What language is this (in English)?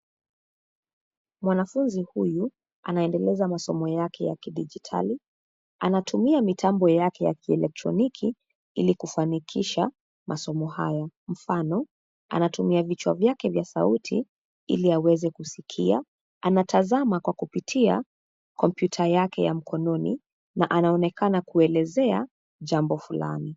Swahili